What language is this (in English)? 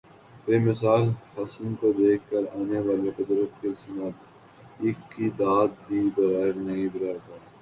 Urdu